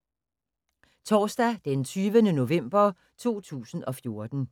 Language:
Danish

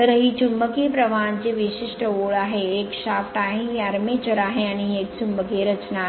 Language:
Marathi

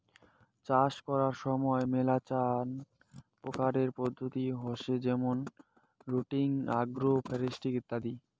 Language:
Bangla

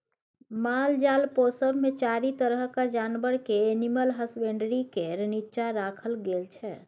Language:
Maithili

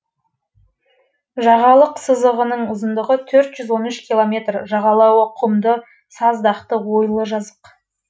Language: Kazakh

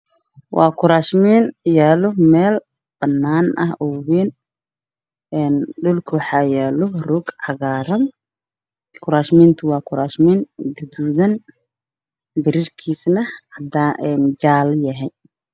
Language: Somali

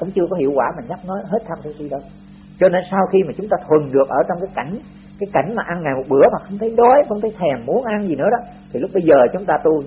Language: Vietnamese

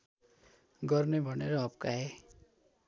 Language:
Nepali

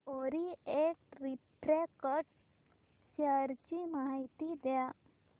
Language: Marathi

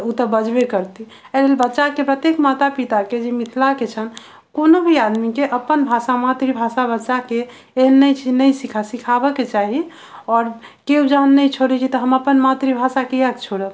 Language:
Maithili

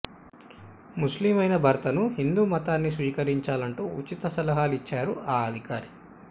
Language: Telugu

